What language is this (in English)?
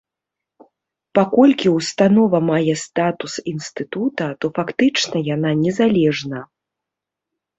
Belarusian